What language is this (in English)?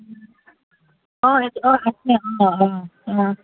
Assamese